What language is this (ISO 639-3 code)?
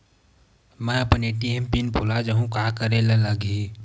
hne